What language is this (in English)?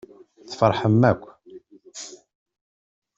Kabyle